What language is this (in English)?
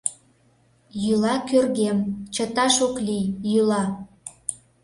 Mari